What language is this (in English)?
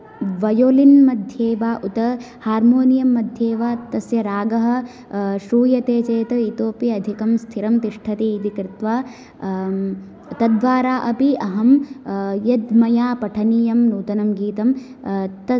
Sanskrit